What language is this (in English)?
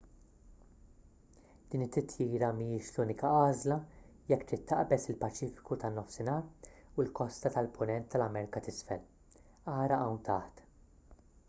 Maltese